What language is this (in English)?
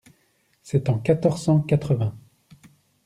French